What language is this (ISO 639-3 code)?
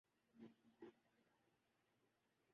urd